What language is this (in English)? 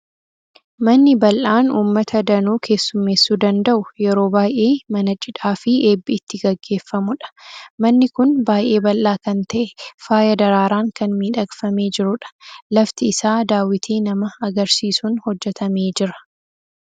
Oromo